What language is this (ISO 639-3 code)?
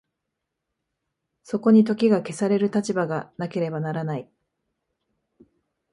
jpn